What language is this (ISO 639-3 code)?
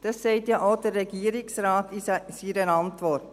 gsw